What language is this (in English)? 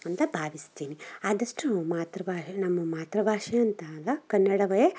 Kannada